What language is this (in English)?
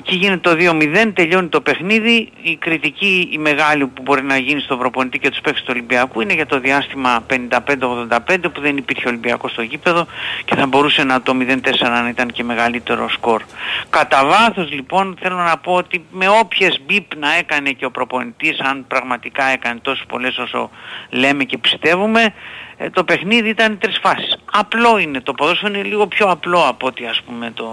Greek